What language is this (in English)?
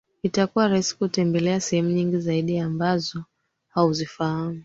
Swahili